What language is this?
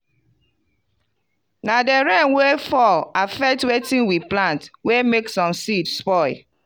Nigerian Pidgin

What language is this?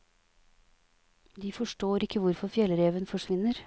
Norwegian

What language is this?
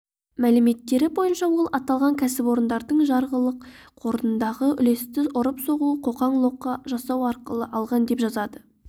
Kazakh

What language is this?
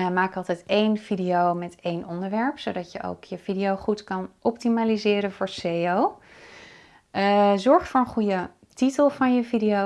Dutch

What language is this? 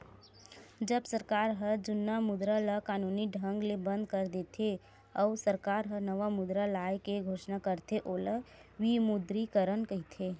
Chhattisgarhi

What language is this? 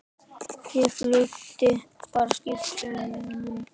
Icelandic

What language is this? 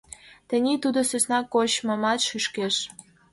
Mari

